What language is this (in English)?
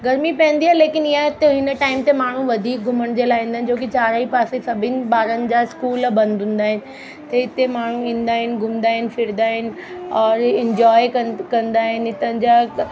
Sindhi